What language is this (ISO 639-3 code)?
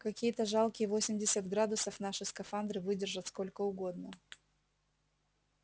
rus